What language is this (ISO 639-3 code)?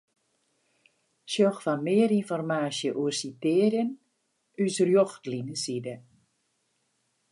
fry